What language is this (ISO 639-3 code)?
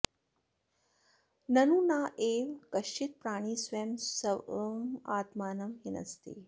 san